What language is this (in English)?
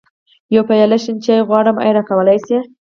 Pashto